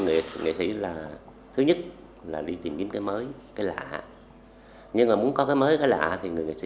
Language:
Vietnamese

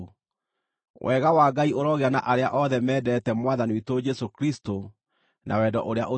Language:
Kikuyu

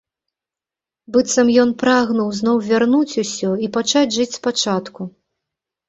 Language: Belarusian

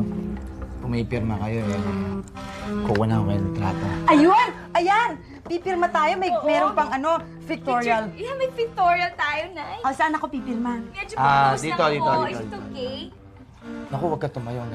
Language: Filipino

